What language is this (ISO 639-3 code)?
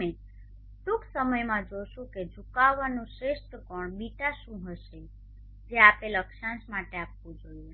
guj